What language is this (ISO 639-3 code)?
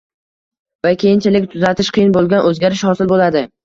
uzb